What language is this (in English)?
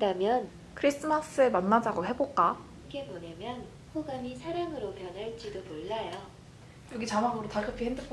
Korean